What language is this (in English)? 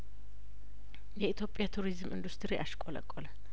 Amharic